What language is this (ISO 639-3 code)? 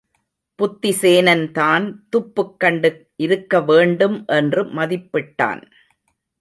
tam